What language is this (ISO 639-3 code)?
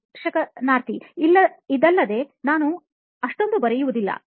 kan